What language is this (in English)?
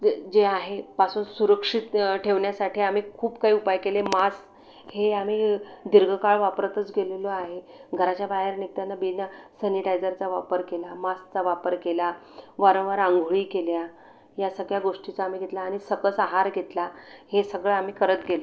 Marathi